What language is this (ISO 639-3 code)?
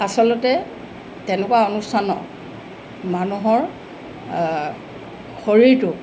asm